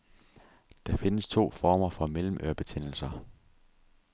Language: Danish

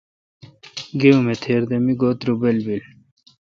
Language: Kalkoti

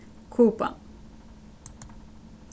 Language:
Faroese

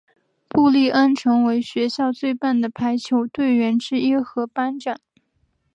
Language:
Chinese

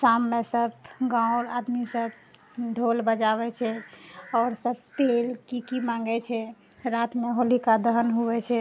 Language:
Maithili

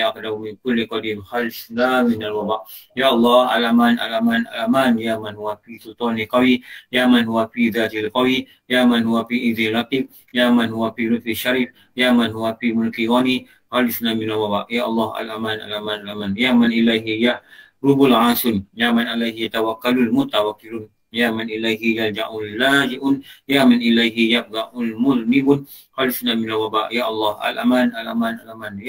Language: Malay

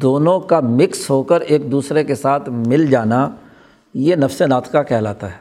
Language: Urdu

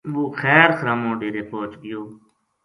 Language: Gujari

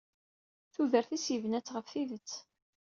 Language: Kabyle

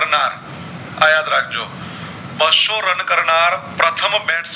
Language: Gujarati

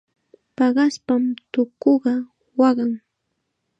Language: Chiquián Ancash Quechua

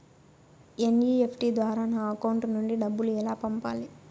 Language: Telugu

